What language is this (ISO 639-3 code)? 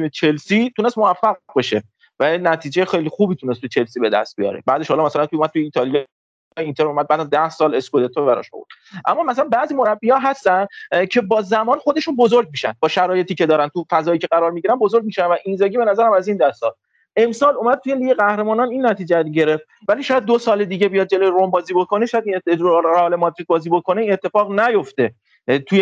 fas